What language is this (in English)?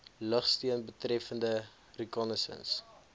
Afrikaans